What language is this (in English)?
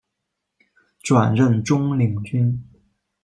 Chinese